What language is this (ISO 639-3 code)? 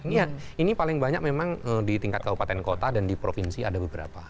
ind